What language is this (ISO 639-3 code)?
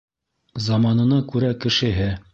bak